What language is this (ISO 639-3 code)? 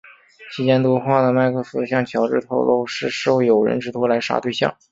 zho